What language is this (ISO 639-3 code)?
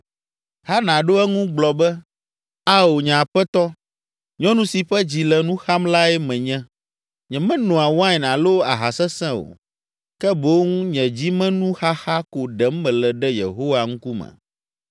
ewe